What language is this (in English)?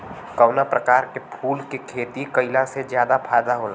Bhojpuri